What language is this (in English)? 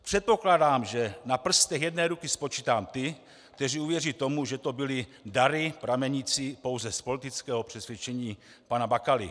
Czech